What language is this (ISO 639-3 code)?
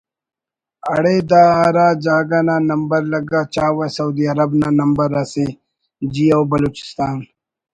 brh